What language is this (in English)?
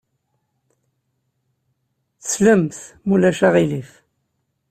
Kabyle